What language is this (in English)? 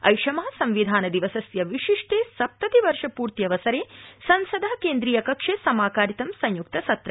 Sanskrit